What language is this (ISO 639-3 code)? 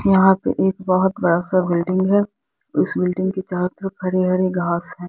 hin